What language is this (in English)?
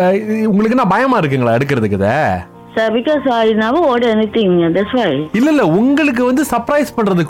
Tamil